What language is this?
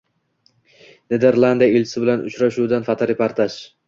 Uzbek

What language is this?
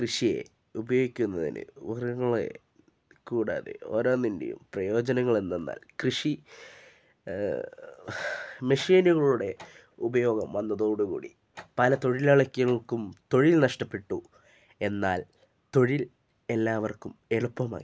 Malayalam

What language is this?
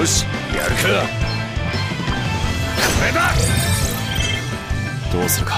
Japanese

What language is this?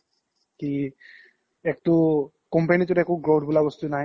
Assamese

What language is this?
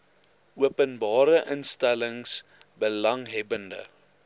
Afrikaans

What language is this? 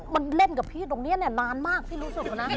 Thai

